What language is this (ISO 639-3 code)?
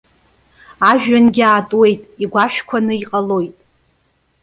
abk